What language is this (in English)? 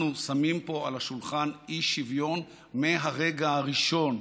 Hebrew